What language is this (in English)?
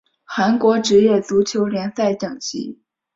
Chinese